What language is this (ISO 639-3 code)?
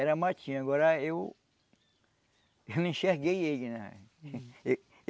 por